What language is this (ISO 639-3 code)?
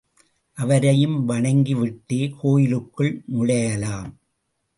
tam